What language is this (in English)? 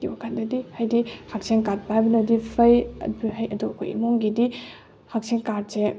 Manipuri